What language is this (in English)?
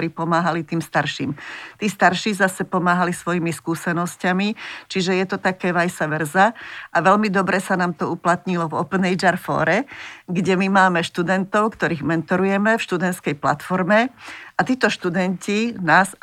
Slovak